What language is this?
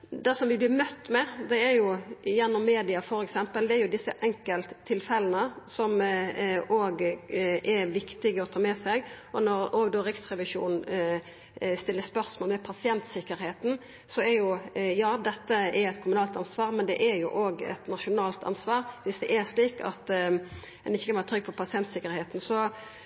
Norwegian Nynorsk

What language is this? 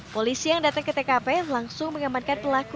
Indonesian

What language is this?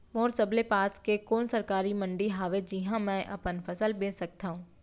Chhattisgarhi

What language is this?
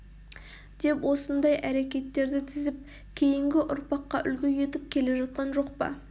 Kazakh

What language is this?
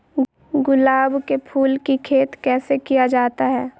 Magahi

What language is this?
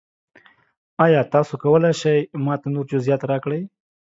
Pashto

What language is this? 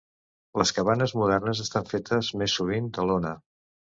Catalan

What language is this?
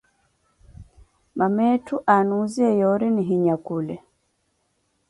Koti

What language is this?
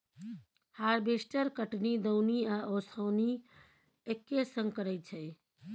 Maithili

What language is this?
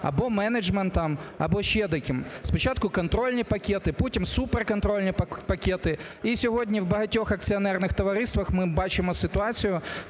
Ukrainian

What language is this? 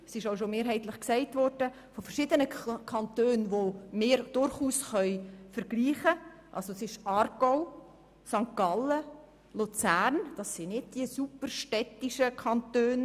Swiss German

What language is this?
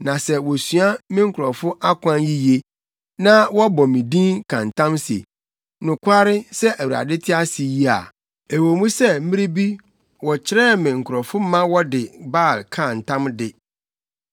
Akan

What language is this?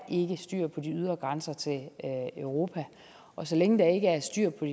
Danish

